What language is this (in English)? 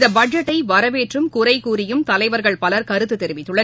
Tamil